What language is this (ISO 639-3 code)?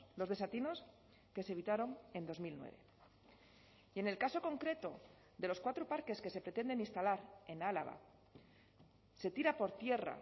spa